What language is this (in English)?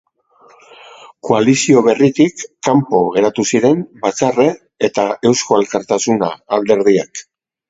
Basque